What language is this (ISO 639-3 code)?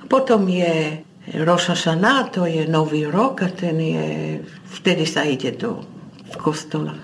ces